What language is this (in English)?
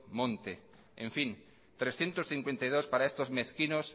Spanish